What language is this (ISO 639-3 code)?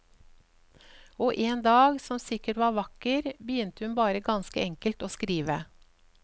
nor